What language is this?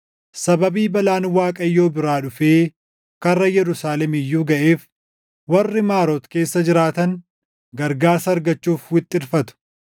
Oromo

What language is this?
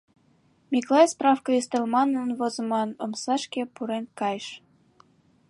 Mari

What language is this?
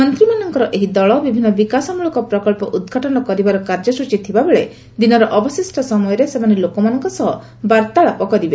Odia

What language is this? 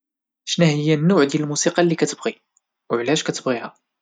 Moroccan Arabic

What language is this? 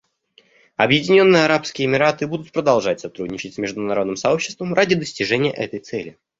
Russian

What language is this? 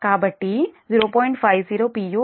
Telugu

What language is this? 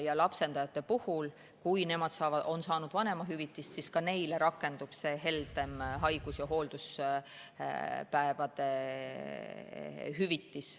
Estonian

